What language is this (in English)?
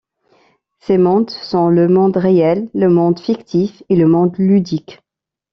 French